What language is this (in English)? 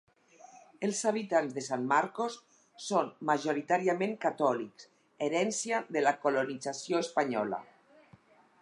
Catalan